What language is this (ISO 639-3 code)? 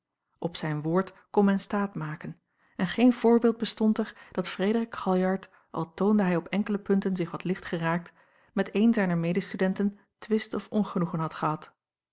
nld